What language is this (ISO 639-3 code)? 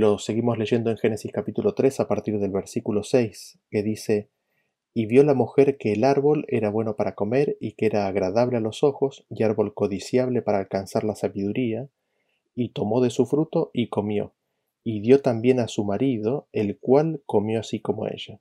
spa